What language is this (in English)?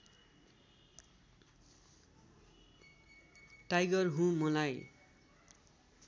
Nepali